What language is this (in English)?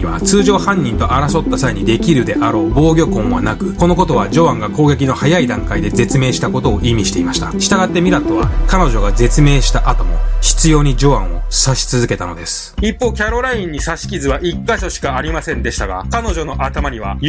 Japanese